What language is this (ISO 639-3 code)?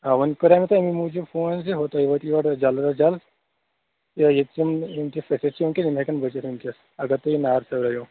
kas